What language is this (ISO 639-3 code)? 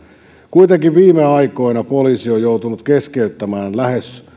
fin